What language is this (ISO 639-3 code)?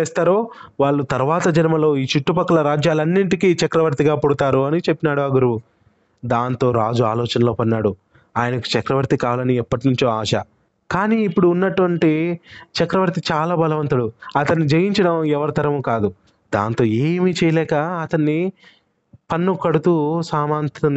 tel